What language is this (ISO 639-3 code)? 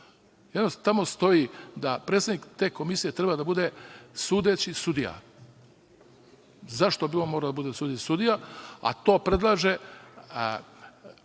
srp